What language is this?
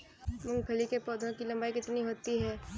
Hindi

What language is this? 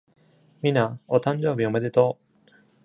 Japanese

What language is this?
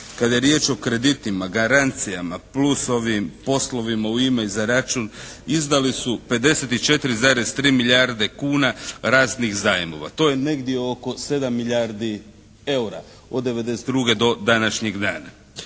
Croatian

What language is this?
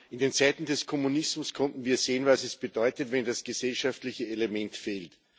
German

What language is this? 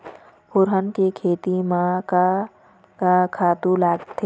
Chhattisgarhi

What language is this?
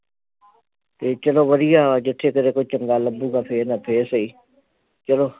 Punjabi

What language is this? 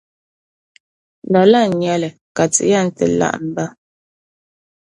Dagbani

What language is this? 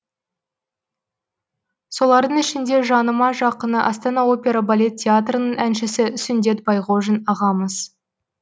Kazakh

